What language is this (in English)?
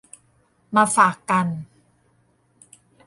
Thai